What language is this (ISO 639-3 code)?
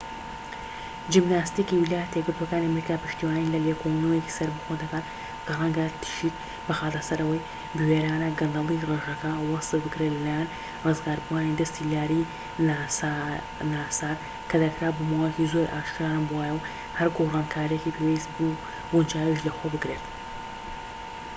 ckb